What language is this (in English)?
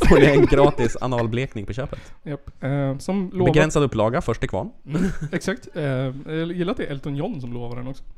Swedish